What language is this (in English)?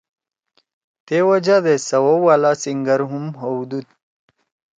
Torwali